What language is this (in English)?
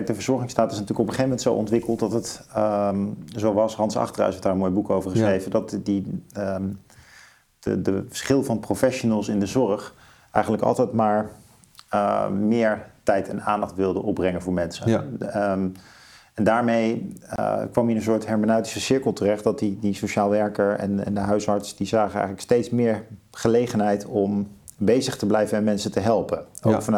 Dutch